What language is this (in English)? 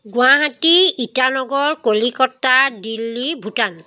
Assamese